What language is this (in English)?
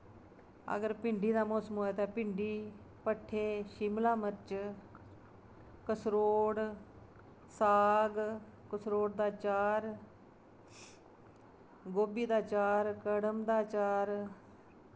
Dogri